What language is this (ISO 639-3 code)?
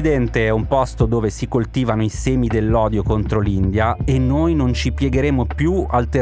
ita